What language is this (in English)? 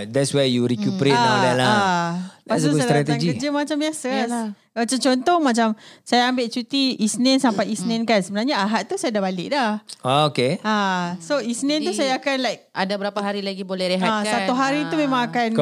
Malay